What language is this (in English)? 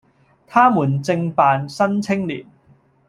Cantonese